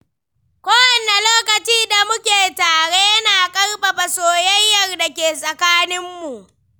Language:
Hausa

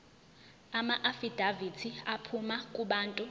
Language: Zulu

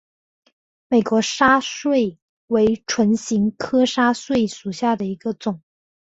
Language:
Chinese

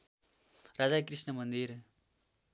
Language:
Nepali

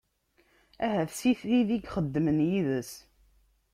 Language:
Kabyle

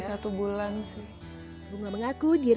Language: Indonesian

